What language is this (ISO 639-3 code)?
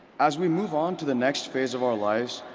eng